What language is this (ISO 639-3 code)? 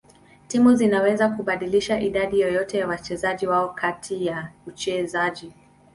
swa